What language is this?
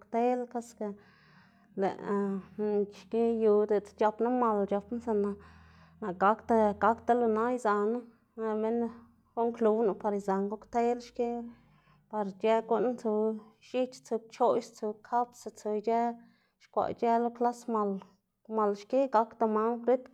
Xanaguía Zapotec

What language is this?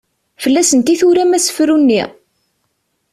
Kabyle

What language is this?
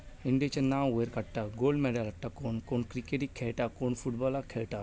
Konkani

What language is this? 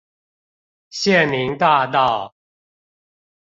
Chinese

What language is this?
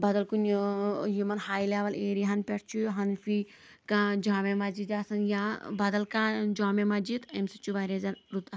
Kashmiri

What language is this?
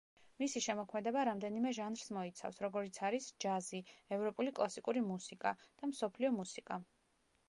Georgian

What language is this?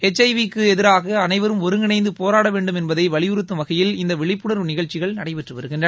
Tamil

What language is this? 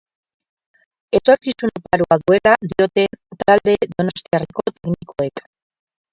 Basque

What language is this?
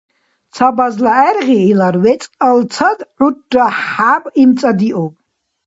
Dargwa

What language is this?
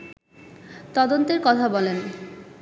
Bangla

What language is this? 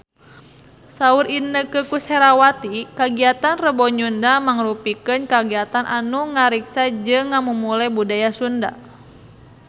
Sundanese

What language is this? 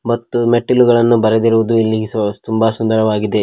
Kannada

